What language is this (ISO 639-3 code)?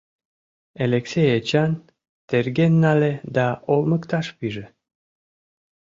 chm